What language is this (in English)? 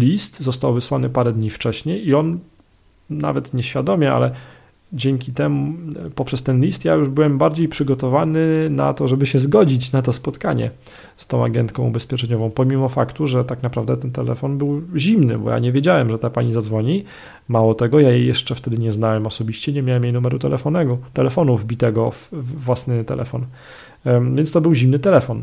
Polish